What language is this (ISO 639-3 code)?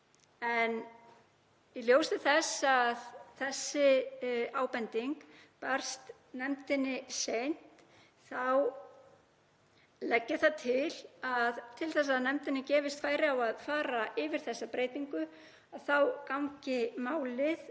isl